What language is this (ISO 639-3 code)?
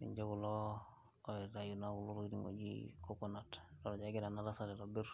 mas